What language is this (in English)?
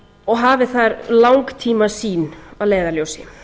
Icelandic